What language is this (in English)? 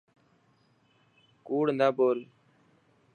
Dhatki